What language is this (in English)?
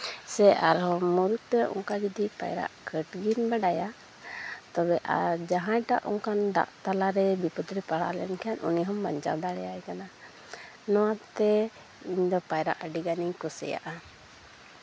Santali